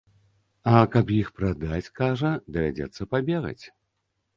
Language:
Belarusian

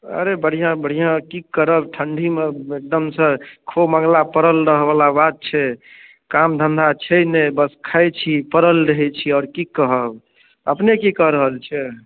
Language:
Maithili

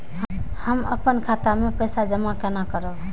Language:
Maithili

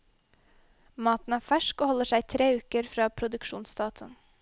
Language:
Norwegian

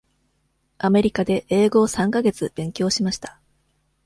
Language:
Japanese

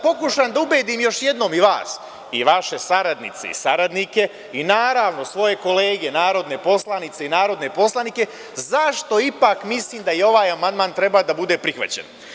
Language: Serbian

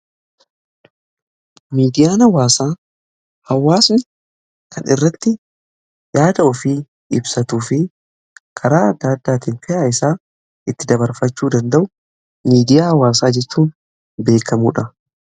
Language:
Oromo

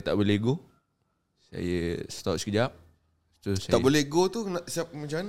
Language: Malay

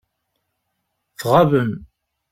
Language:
Kabyle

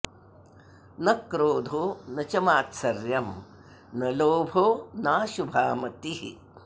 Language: Sanskrit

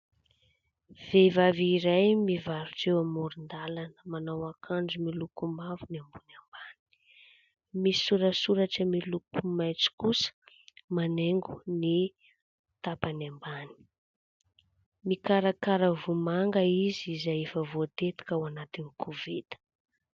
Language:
Malagasy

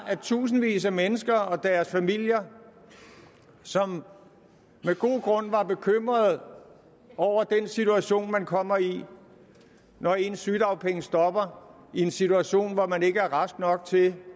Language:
Danish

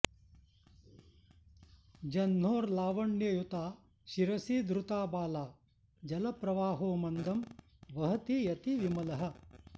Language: Sanskrit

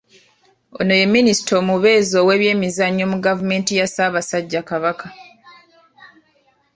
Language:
Ganda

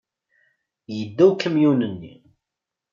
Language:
Kabyle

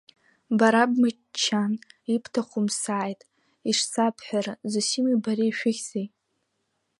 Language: Abkhazian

